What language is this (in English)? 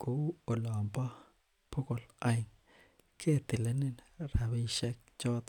Kalenjin